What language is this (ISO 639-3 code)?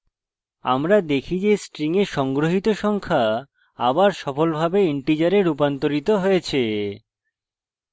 ben